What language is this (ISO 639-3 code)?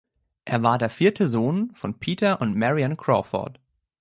deu